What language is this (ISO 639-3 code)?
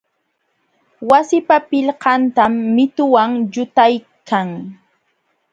qxw